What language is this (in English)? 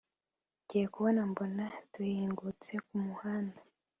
Kinyarwanda